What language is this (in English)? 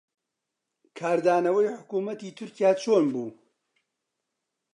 Central Kurdish